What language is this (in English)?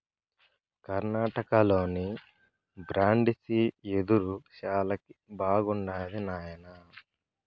Telugu